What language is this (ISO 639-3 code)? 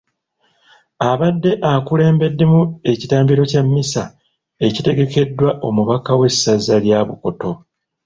lug